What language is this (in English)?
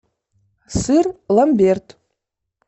Russian